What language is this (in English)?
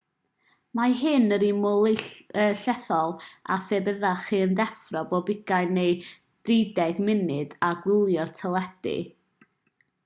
Welsh